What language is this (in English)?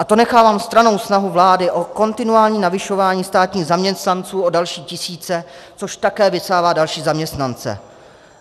Czech